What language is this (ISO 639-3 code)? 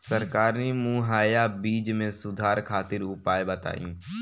bho